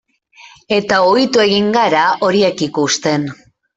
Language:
Basque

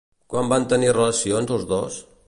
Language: Catalan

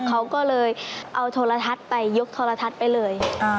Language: Thai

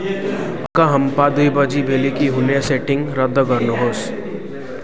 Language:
Nepali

